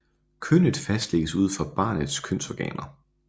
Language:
Danish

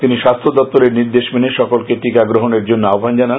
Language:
Bangla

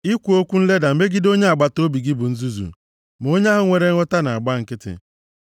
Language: Igbo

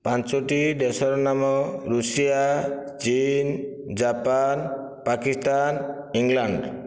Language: Odia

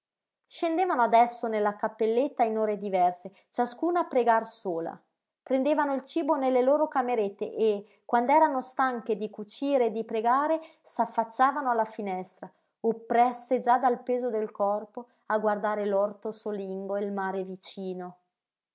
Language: Italian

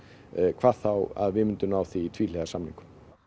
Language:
Icelandic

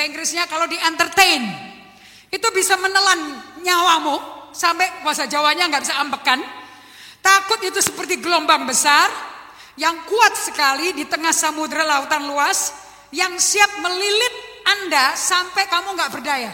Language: Indonesian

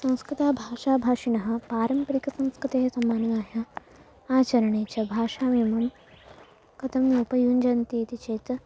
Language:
Sanskrit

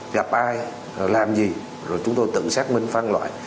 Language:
Vietnamese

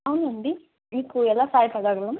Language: Telugu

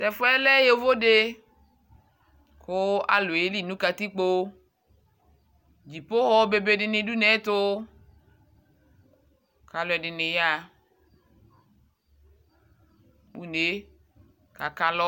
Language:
Ikposo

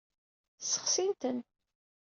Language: Kabyle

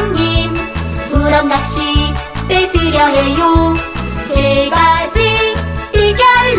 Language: Korean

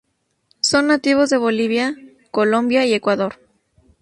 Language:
Spanish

